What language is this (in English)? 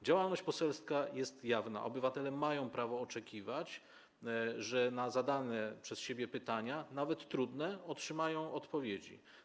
Polish